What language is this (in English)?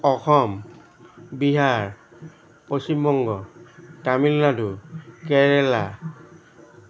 Assamese